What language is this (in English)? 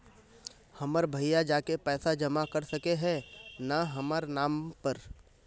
Magahi